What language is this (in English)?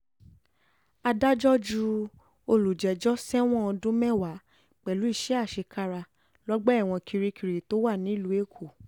Yoruba